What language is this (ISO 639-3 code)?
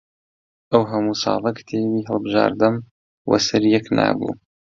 ckb